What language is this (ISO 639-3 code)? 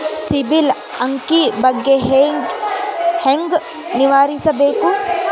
kan